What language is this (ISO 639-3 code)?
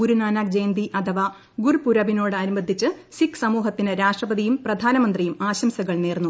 mal